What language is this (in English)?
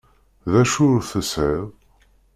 Kabyle